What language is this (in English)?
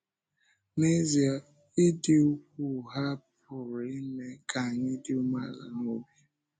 Igbo